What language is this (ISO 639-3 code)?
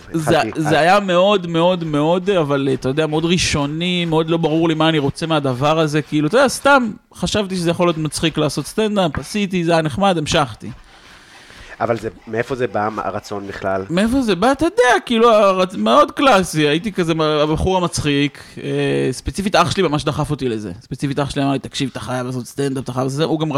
heb